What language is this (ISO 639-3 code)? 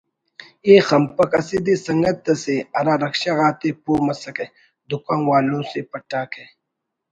brh